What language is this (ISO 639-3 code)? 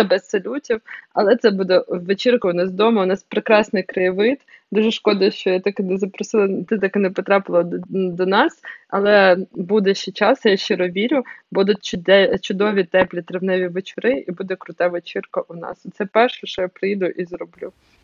ukr